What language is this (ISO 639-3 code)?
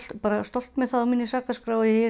isl